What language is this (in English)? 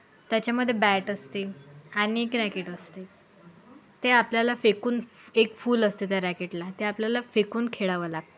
Marathi